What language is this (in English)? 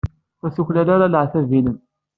Kabyle